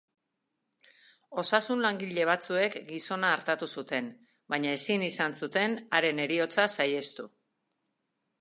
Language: Basque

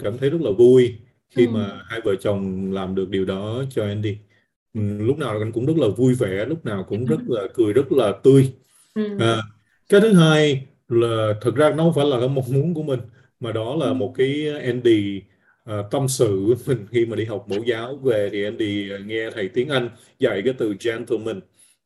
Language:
Vietnamese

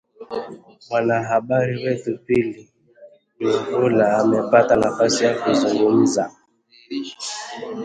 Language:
Swahili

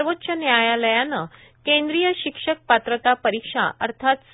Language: Marathi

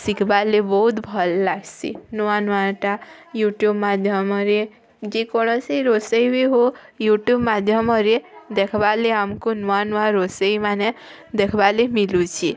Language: Odia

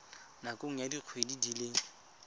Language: Tswana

